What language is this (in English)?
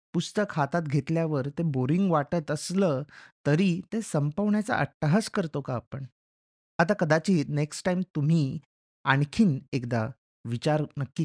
Marathi